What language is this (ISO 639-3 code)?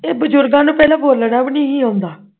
pan